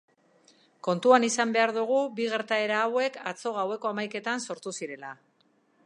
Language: Basque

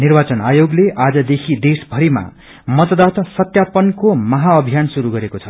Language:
Nepali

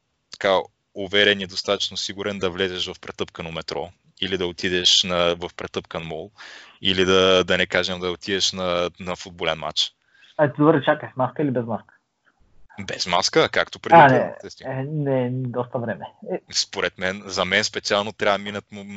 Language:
Bulgarian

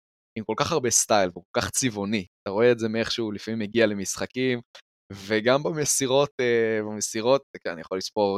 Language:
Hebrew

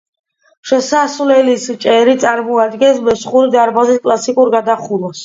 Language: Georgian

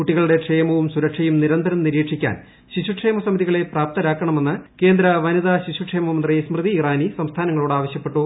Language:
Malayalam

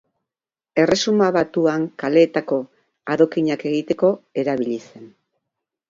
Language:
Basque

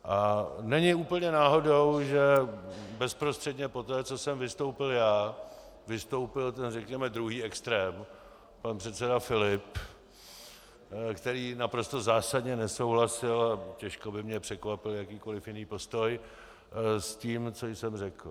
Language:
Czech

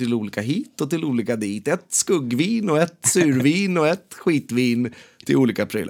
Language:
Swedish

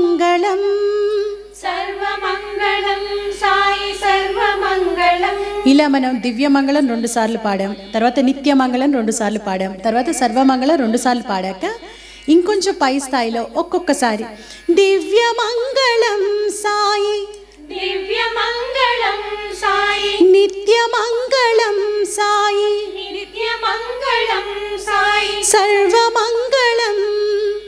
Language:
Hindi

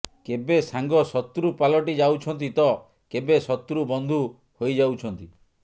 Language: Odia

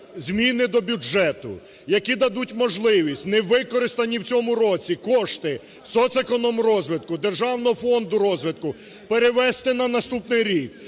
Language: Ukrainian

